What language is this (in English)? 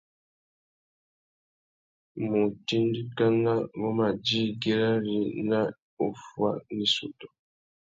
Tuki